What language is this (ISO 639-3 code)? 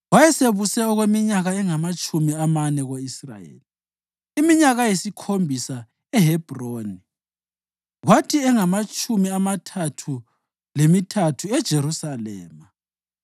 nde